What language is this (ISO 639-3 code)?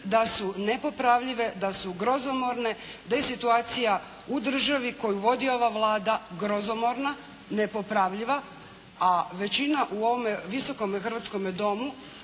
hrv